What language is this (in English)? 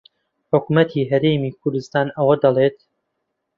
Central Kurdish